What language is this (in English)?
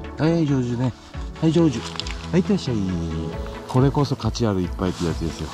Japanese